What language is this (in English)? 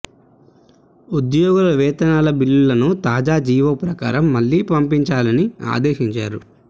Telugu